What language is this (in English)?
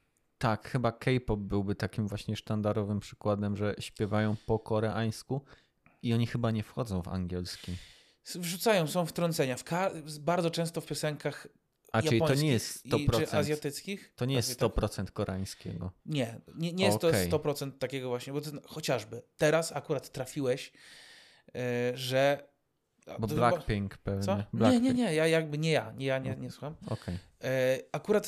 Polish